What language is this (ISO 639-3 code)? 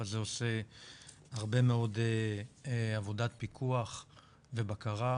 heb